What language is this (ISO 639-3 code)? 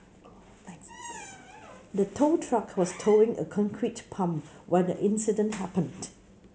eng